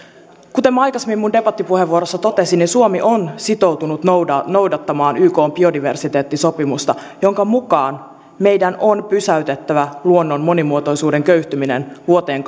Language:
Finnish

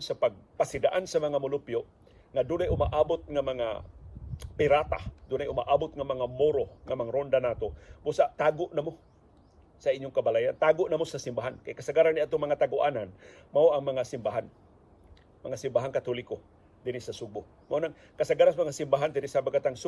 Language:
Filipino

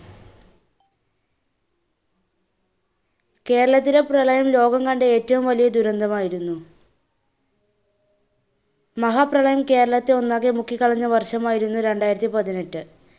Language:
Malayalam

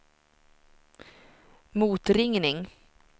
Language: Swedish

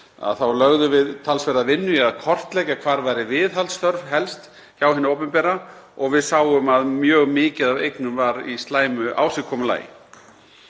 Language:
Icelandic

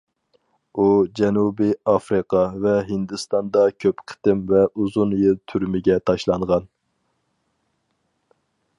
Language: Uyghur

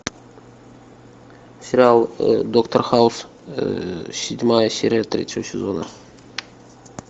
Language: Russian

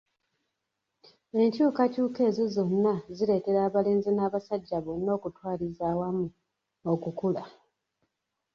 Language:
Ganda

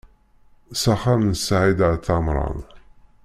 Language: Kabyle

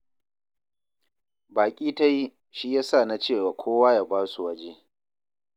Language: Hausa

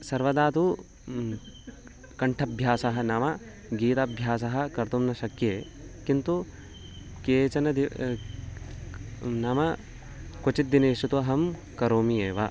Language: Sanskrit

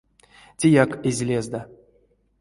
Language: Erzya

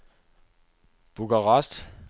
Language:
Danish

